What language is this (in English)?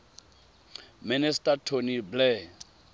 Tswana